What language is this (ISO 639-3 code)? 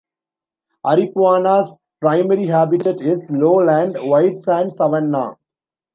eng